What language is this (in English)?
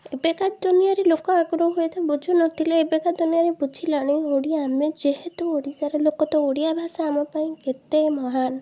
Odia